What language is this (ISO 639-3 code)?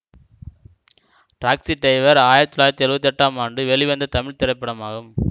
tam